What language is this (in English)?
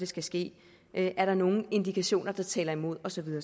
Danish